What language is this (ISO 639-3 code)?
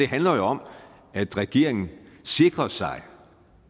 dan